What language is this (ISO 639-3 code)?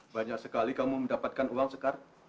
ind